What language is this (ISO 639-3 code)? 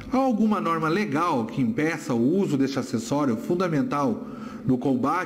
por